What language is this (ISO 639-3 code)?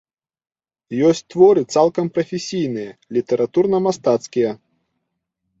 bel